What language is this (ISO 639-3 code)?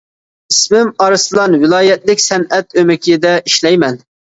uig